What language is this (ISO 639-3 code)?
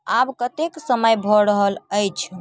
mai